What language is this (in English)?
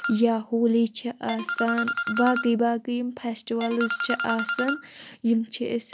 Kashmiri